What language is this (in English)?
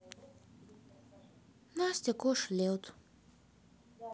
Russian